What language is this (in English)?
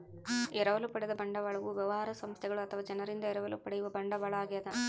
Kannada